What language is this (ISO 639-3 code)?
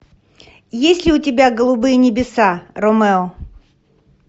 rus